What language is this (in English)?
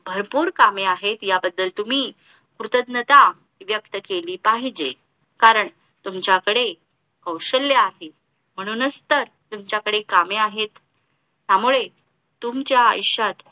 Marathi